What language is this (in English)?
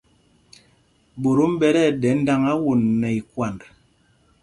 Mpumpong